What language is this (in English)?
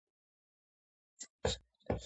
Georgian